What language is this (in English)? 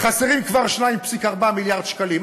Hebrew